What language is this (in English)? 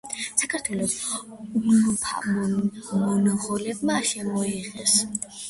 Georgian